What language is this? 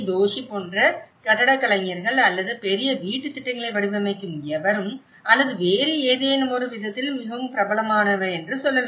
Tamil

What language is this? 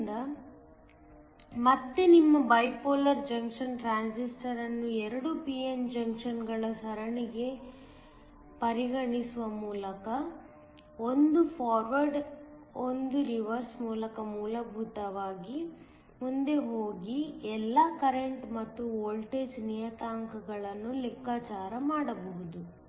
Kannada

